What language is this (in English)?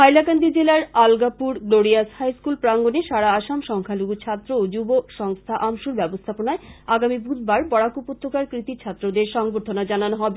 Bangla